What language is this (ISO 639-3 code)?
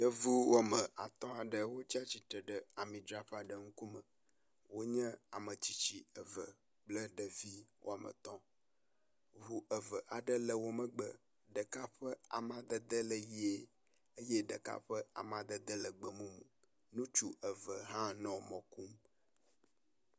ewe